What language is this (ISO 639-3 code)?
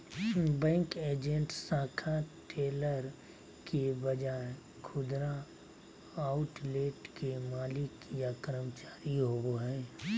mag